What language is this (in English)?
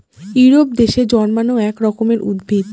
Bangla